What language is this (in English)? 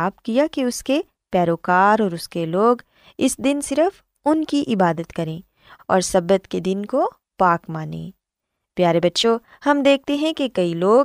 Urdu